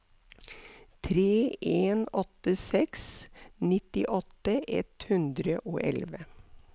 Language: Norwegian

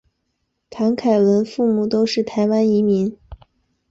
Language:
Chinese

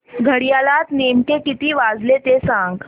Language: Marathi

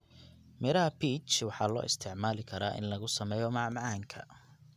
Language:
Somali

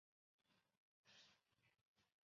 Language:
Chinese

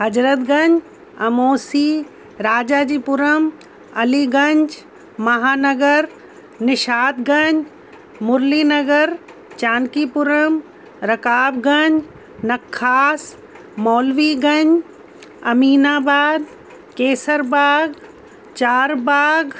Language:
Sindhi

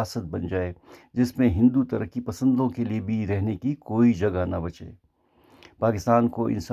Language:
Urdu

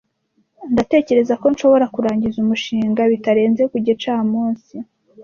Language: Kinyarwanda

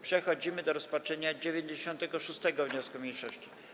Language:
Polish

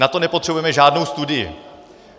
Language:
Czech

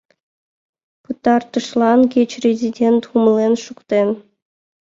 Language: Mari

